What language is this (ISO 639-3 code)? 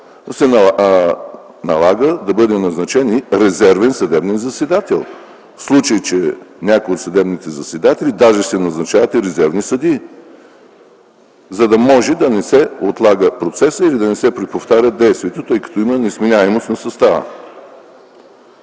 bul